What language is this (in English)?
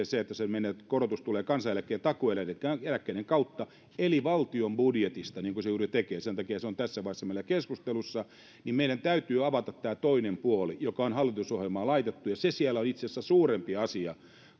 Finnish